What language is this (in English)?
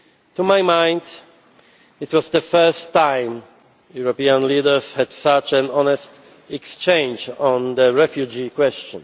English